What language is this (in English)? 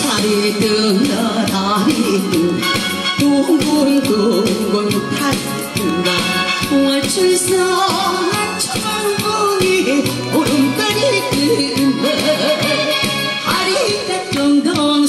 Korean